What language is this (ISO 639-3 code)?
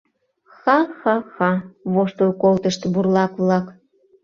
chm